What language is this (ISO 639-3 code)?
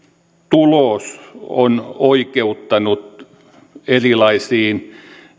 fin